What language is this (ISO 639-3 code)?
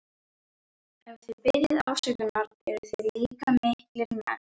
isl